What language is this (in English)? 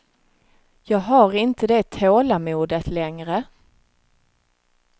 Swedish